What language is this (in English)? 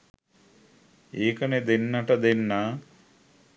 Sinhala